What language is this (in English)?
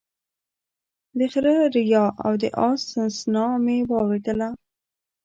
Pashto